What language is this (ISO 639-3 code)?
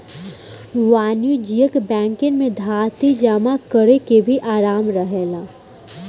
bho